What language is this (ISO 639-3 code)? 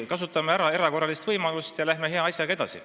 est